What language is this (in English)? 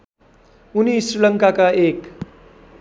Nepali